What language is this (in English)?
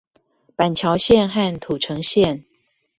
Chinese